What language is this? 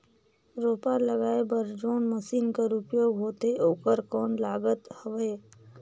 Chhattisgarhi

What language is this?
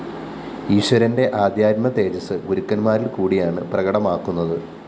Malayalam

